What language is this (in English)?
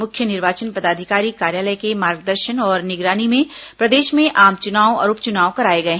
Hindi